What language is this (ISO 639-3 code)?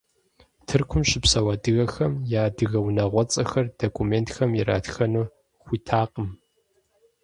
kbd